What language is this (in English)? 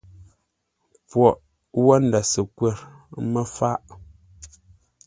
Ngombale